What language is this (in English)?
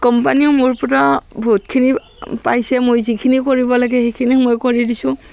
Assamese